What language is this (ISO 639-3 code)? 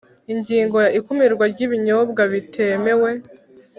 kin